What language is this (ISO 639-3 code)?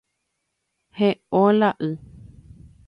grn